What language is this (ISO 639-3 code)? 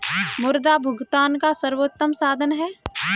hin